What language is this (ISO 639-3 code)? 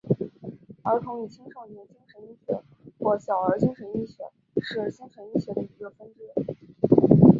zho